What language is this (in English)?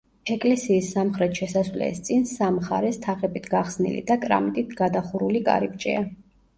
Georgian